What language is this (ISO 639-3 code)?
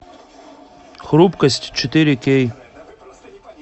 rus